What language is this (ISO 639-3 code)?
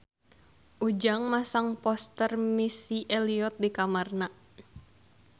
sun